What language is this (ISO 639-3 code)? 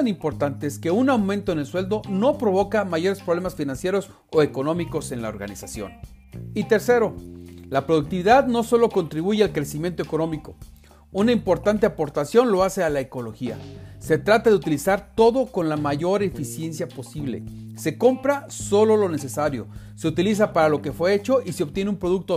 spa